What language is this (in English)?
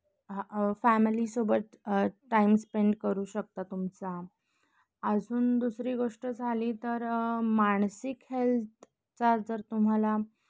Marathi